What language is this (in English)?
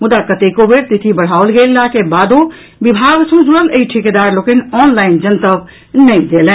Maithili